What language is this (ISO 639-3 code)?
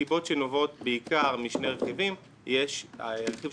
heb